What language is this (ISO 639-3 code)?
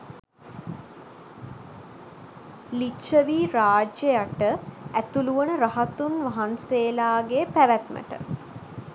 sin